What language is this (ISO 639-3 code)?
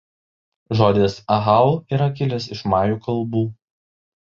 lit